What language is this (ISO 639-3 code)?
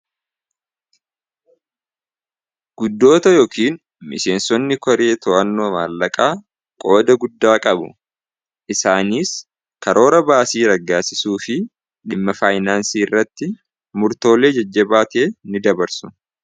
orm